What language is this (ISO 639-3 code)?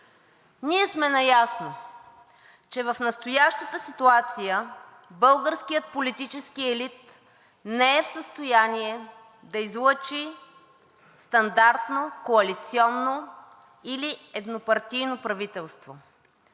bul